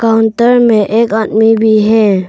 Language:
Hindi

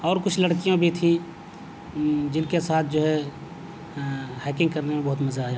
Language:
Urdu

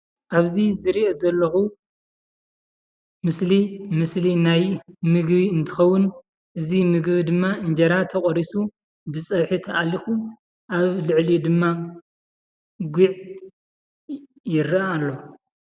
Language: Tigrinya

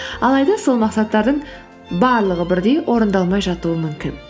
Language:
Kazakh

